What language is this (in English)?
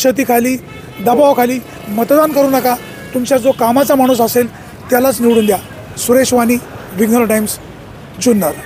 Marathi